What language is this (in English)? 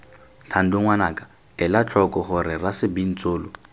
Tswana